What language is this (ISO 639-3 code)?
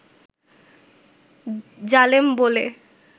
ben